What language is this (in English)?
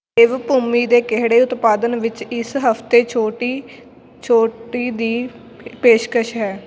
Punjabi